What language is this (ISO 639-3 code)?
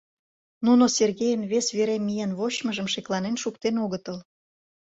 chm